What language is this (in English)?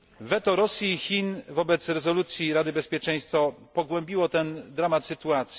Polish